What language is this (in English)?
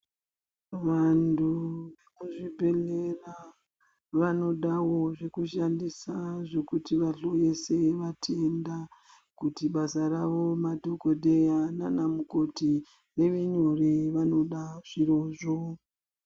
Ndau